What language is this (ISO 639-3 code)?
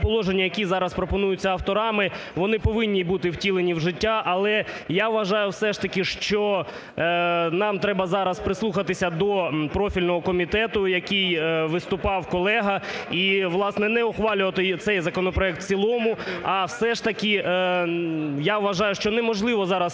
ukr